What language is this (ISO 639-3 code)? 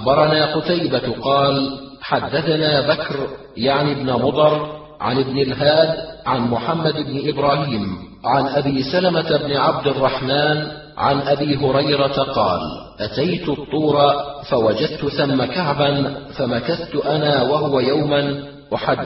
ara